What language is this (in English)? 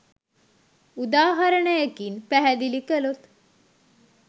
Sinhala